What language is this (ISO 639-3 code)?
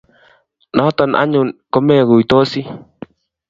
kln